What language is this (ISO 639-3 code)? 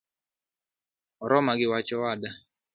luo